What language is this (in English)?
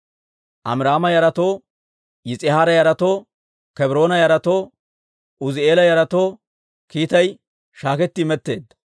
Dawro